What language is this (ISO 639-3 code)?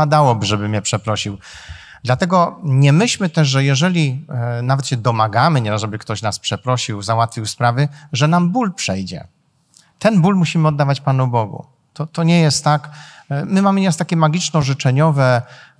pol